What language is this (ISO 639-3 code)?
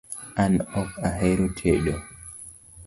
luo